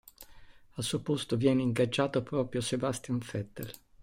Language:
Italian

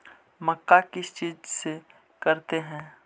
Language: Magahi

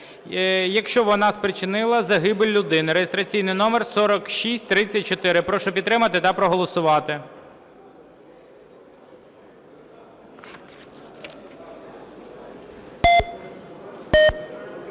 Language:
Ukrainian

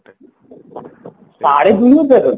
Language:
Odia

